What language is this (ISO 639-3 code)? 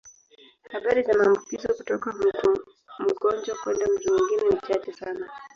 swa